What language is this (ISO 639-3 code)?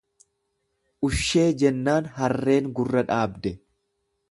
orm